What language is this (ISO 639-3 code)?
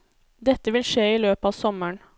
nor